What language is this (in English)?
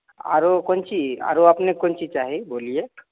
Maithili